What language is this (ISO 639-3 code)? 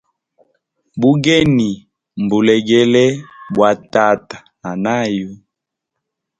hem